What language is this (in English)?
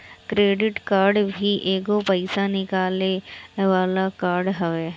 Bhojpuri